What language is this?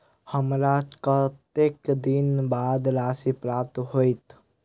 Maithili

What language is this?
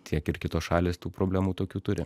Lithuanian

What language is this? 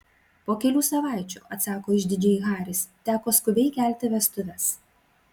Lithuanian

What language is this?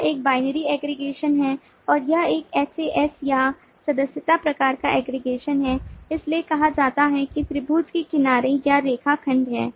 Hindi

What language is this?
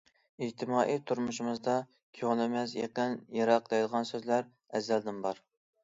Uyghur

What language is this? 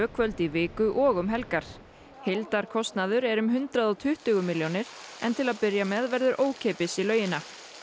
Icelandic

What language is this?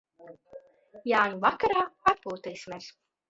Latvian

